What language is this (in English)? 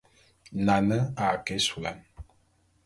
Bulu